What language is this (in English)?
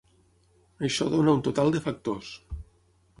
Catalan